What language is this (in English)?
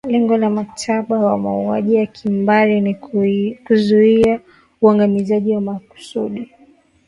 Swahili